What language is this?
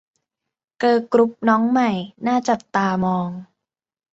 Thai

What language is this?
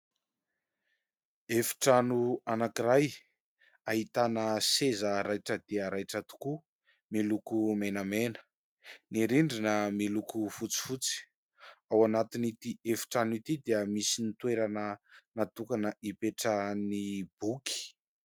Malagasy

